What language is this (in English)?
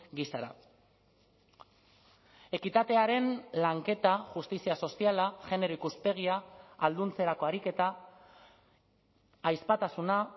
Basque